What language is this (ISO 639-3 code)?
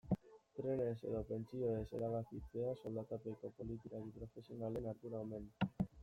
eus